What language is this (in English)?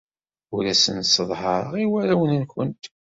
Kabyle